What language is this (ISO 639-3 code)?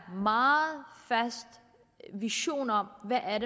dan